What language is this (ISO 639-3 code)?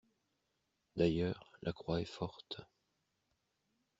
fra